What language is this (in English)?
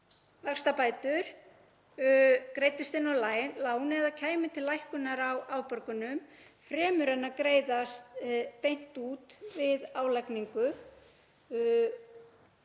Icelandic